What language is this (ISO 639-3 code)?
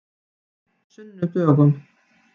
isl